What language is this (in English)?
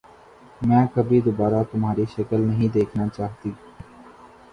Urdu